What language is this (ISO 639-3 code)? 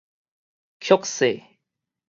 nan